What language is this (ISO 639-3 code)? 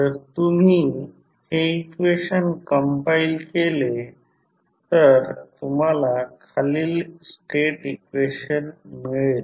mar